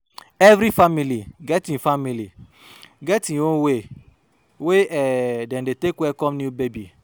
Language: Nigerian Pidgin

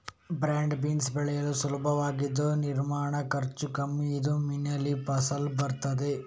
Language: Kannada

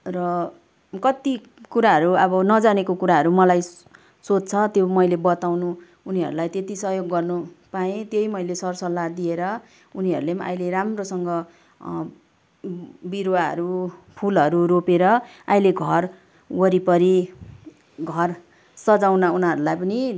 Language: Nepali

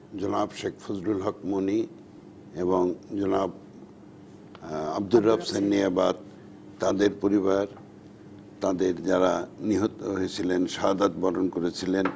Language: Bangla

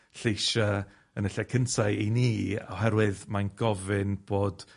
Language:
Welsh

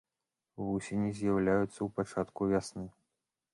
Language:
Belarusian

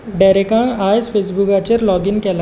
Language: Konkani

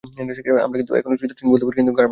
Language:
Bangla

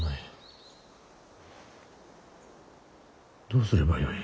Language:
Japanese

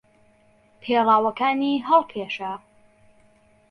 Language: Central Kurdish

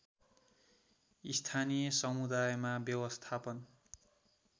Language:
Nepali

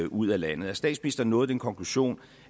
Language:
Danish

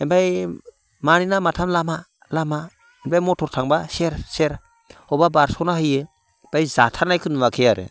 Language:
Bodo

